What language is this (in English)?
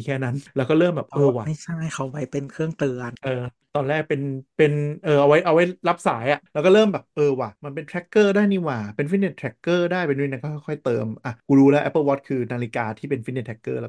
Thai